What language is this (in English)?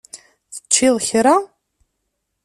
Kabyle